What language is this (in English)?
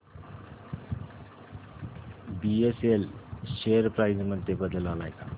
Marathi